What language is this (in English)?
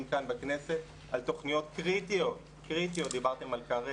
Hebrew